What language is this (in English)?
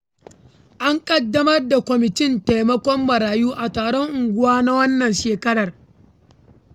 Hausa